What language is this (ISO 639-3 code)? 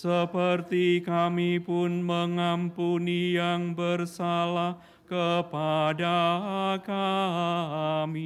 ind